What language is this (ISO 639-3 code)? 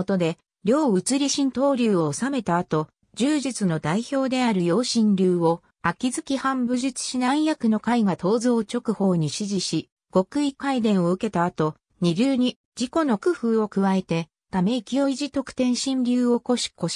jpn